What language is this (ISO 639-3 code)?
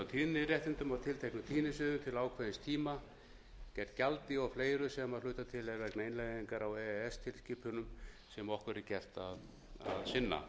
isl